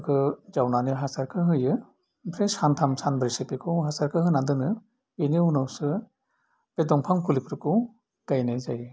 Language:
Bodo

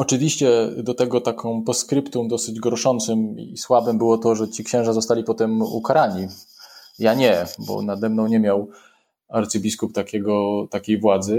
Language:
Polish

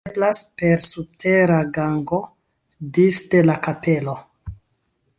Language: Esperanto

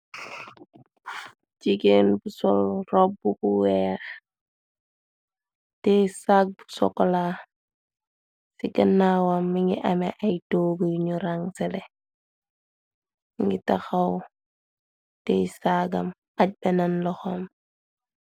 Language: Wolof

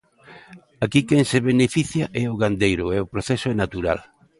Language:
Galician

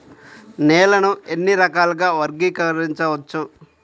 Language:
Telugu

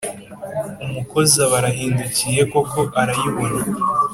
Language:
Kinyarwanda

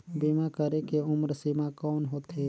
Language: Chhattisgarhi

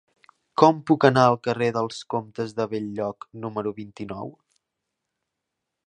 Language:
Catalan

